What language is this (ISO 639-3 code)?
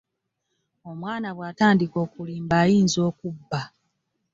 lug